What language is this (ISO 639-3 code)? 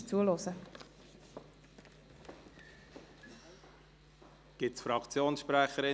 gsw